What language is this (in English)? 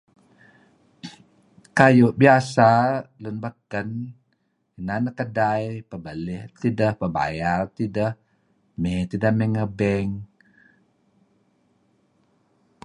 Kelabit